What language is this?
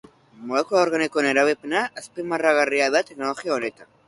Basque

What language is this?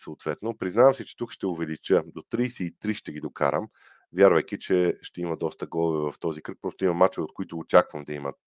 Bulgarian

